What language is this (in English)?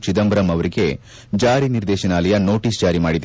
Kannada